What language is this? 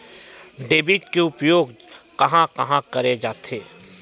Chhattisgarhi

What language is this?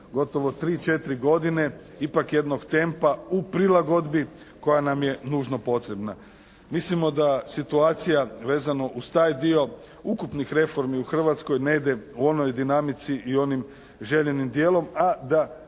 Croatian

